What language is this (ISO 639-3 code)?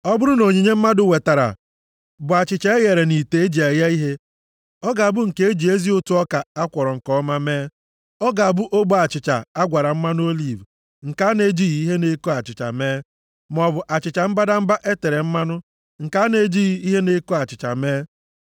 ibo